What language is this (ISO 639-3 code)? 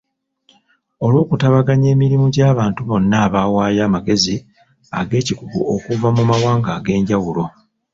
lug